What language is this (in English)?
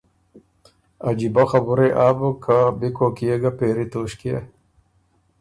Ormuri